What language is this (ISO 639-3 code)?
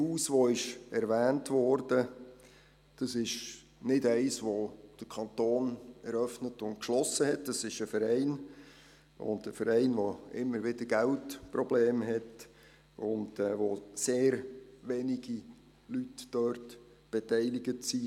gsw